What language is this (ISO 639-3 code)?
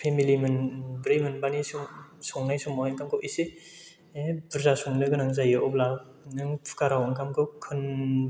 brx